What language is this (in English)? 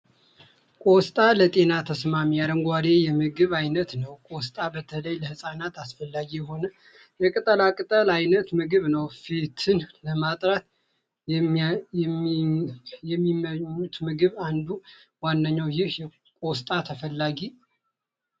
Amharic